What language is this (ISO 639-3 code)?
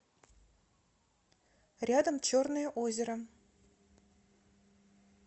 rus